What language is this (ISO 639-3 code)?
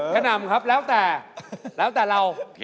tha